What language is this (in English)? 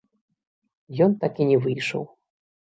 Belarusian